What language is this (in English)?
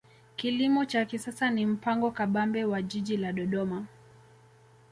Swahili